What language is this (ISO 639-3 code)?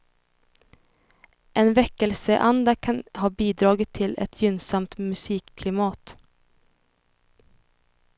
swe